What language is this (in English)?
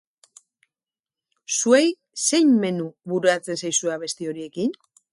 Basque